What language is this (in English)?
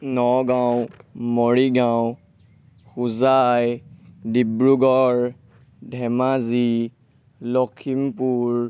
Assamese